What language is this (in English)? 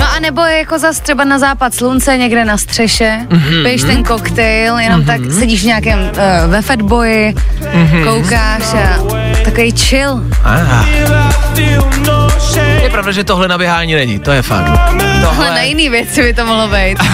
Czech